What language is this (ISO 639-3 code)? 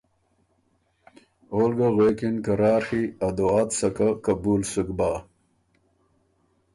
oru